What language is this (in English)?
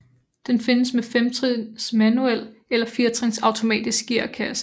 Danish